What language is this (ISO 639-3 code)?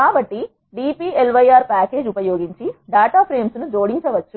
tel